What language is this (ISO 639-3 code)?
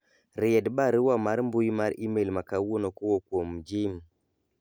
luo